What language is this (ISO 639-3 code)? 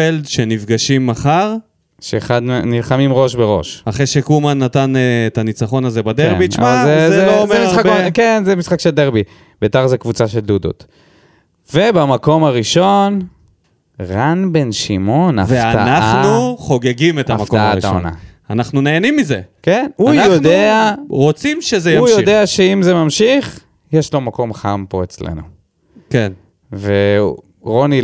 heb